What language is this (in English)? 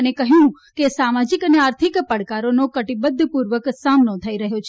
Gujarati